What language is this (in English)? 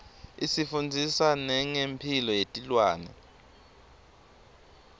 Swati